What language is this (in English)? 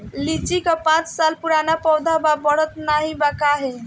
Bhojpuri